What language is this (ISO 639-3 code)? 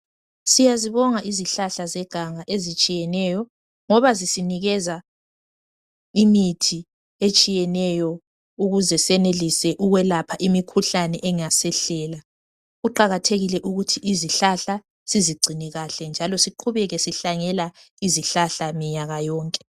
nde